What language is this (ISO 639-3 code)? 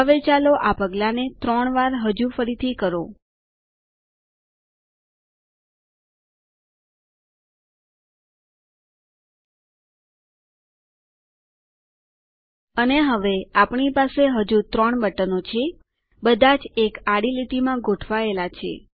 guj